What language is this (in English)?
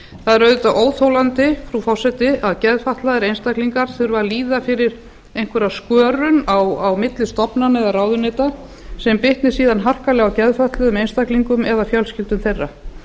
Icelandic